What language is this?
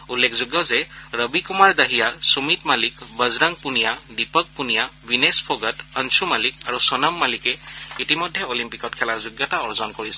Assamese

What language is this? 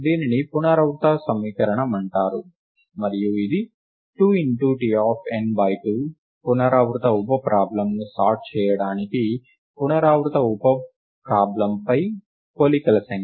Telugu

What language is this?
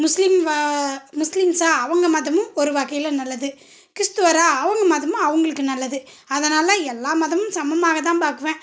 Tamil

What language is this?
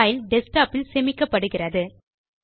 Tamil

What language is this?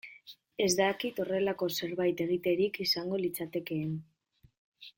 Basque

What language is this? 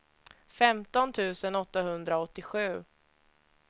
Swedish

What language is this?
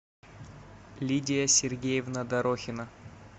Russian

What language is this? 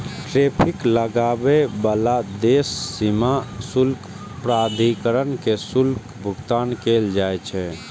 Maithili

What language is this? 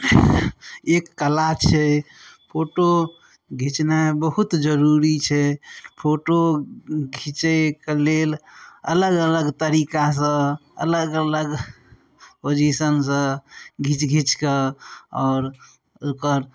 Maithili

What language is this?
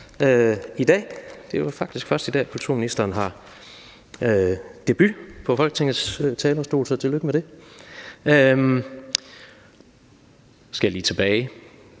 Danish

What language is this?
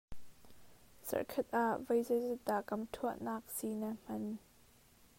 Hakha Chin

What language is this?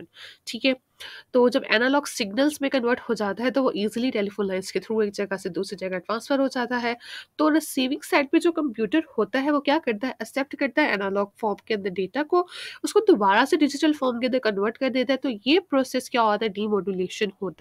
Hindi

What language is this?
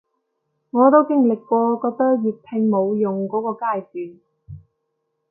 Cantonese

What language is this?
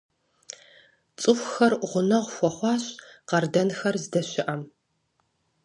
Kabardian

